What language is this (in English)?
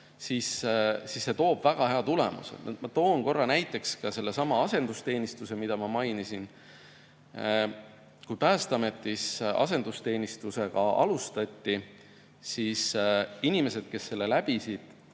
Estonian